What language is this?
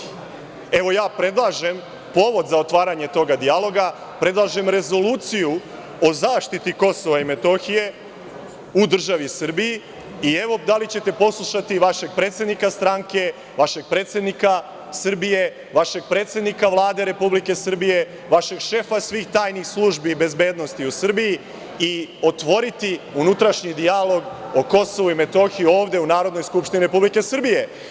Serbian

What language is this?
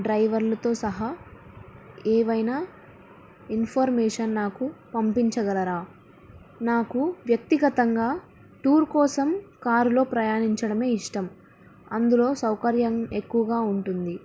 Telugu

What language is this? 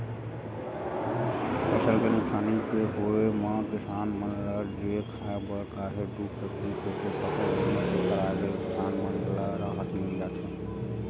Chhattisgarhi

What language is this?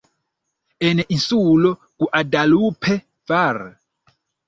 Esperanto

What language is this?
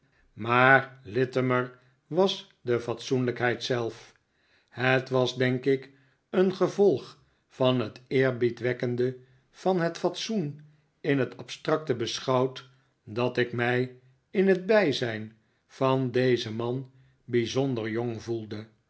Dutch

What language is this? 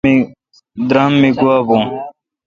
Kalkoti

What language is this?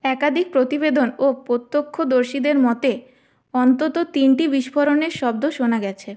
Bangla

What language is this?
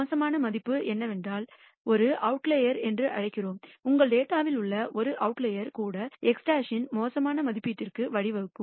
Tamil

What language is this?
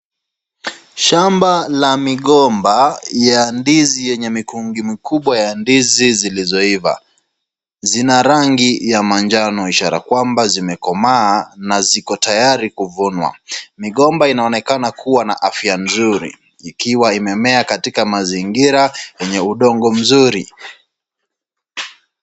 Swahili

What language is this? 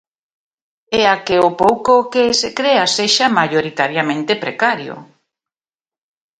Galician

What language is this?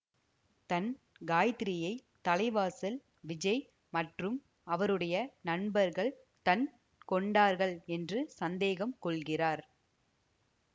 Tamil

